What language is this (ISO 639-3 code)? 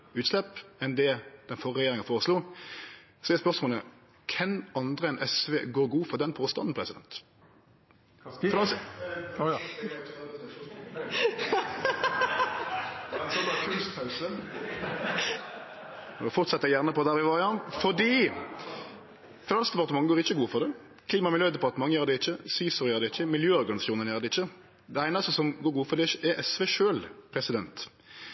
nno